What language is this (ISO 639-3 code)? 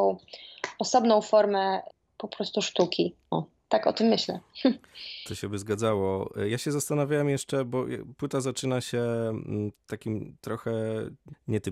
pol